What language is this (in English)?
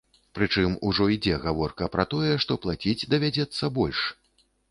Belarusian